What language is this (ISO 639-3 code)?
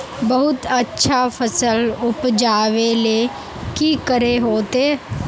mag